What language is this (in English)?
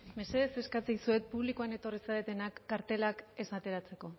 Basque